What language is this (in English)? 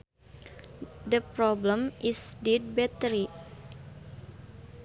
Sundanese